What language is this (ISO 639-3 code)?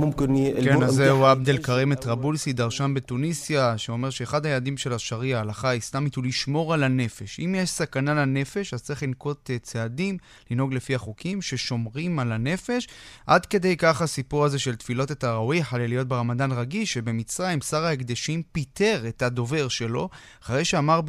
heb